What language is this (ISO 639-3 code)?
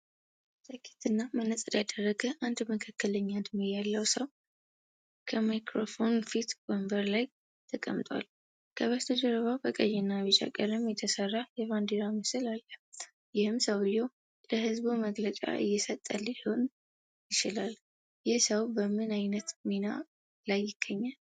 amh